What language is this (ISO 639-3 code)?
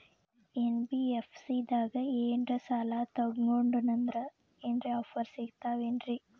kan